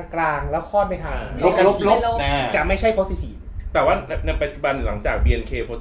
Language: Thai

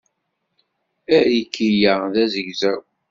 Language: Kabyle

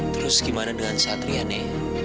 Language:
Indonesian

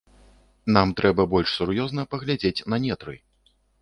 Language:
Belarusian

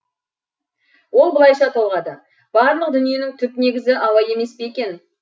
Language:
Kazakh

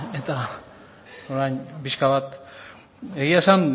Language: Basque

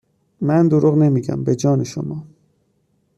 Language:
Persian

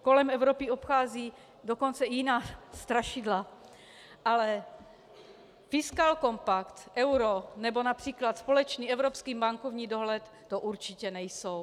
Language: Czech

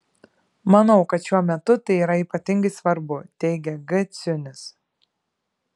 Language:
Lithuanian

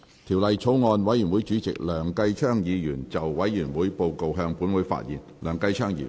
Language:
Cantonese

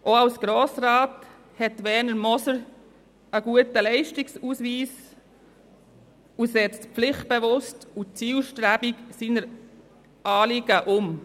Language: Swiss German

